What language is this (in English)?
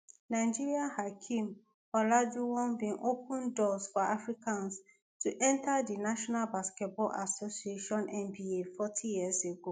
Nigerian Pidgin